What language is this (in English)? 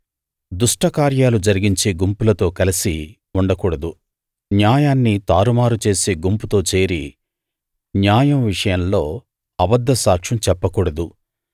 Telugu